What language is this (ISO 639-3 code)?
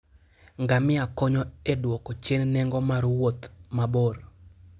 luo